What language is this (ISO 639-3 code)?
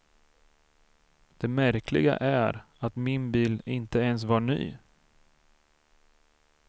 swe